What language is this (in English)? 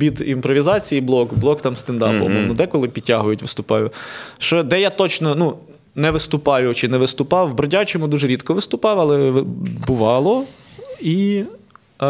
Ukrainian